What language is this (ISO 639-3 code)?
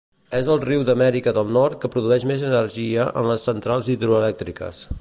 cat